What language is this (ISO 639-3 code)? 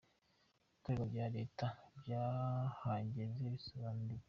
kin